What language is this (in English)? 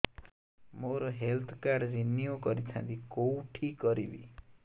Odia